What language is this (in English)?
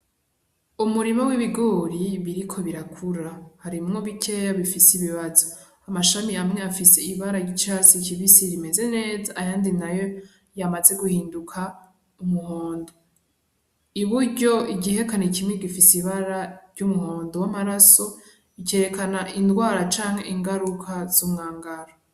Rundi